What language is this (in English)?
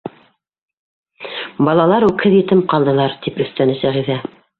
Bashkir